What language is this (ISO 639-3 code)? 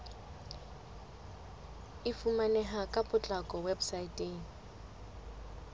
sot